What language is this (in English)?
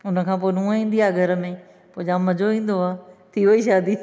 Sindhi